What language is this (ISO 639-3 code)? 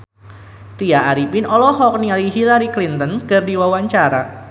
sun